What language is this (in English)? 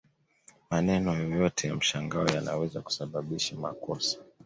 Swahili